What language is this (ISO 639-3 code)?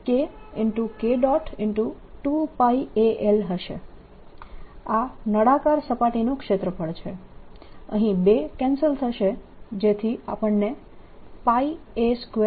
guj